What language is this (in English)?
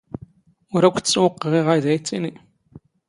Standard Moroccan Tamazight